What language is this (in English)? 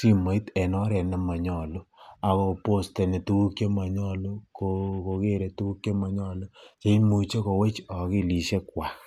Kalenjin